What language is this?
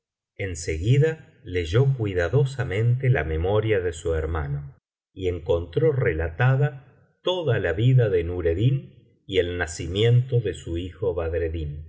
Spanish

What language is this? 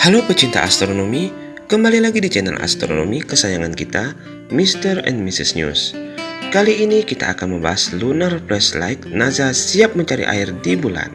Indonesian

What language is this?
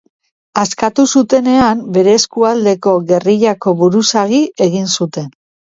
Basque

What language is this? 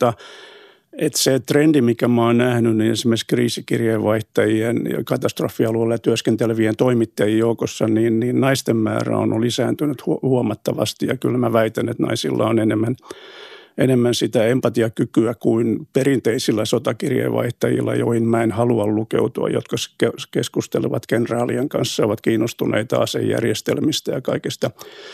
Finnish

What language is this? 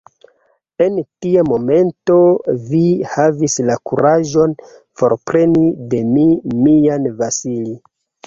Esperanto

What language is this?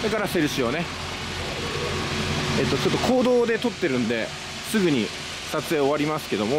Japanese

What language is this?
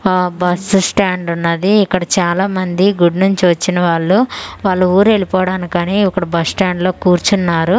Telugu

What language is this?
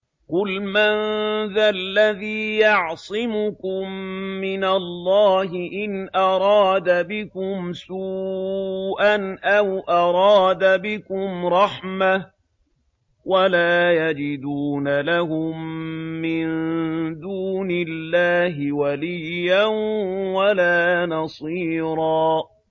Arabic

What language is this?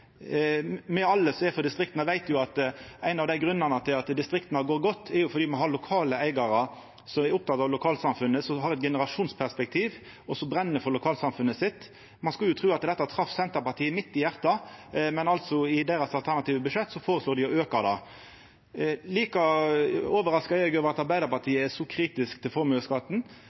Norwegian Nynorsk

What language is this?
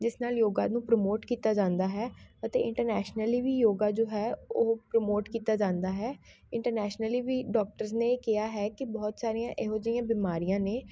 Punjabi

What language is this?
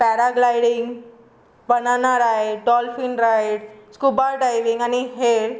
Konkani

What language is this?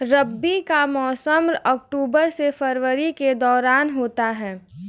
Hindi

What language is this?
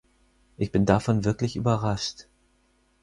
German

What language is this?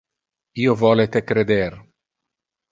Interlingua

